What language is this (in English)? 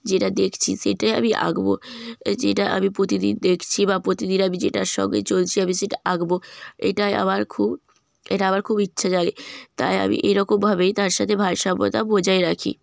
Bangla